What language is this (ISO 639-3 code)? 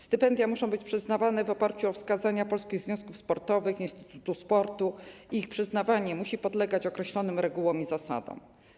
pol